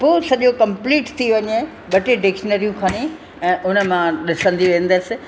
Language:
Sindhi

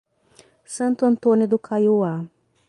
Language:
Portuguese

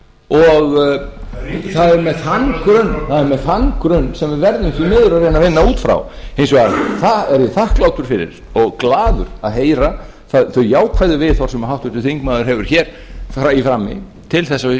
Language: Icelandic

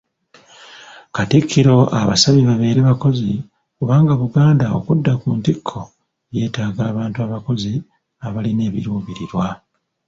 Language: Ganda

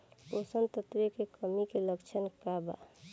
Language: Bhojpuri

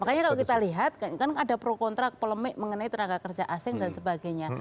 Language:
Indonesian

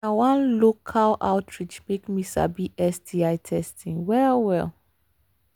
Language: Nigerian Pidgin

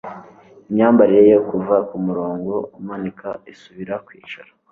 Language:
Kinyarwanda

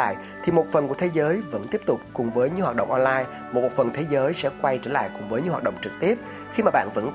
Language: Vietnamese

